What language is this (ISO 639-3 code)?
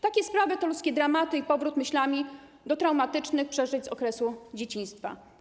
pol